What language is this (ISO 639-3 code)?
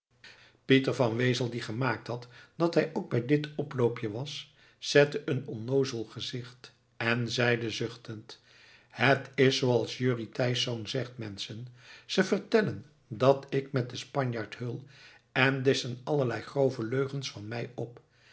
nld